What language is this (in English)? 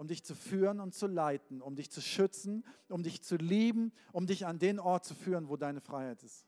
German